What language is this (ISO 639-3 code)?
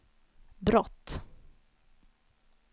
swe